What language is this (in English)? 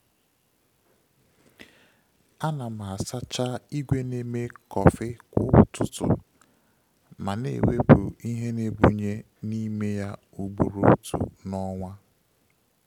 Igbo